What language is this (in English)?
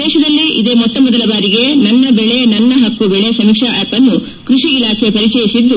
Kannada